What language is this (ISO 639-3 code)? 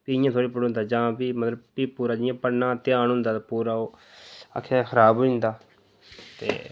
doi